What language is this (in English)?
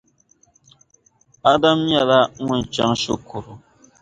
Dagbani